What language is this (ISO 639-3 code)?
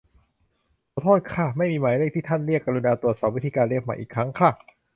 tha